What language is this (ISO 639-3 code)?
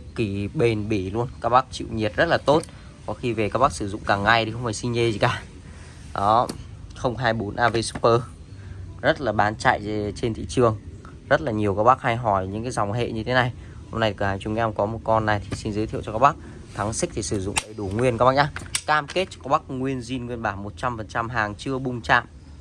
vie